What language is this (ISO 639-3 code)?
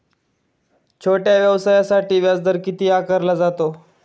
mar